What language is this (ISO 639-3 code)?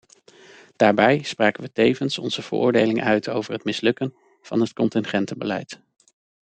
nld